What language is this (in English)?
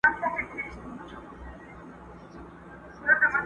Pashto